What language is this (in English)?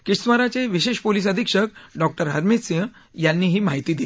Marathi